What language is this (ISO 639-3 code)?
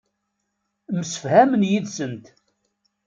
kab